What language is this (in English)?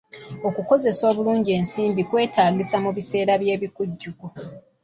Ganda